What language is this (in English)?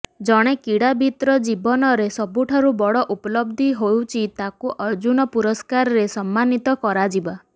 Odia